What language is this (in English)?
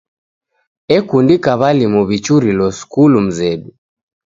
Taita